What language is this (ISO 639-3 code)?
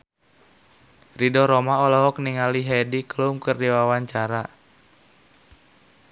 sun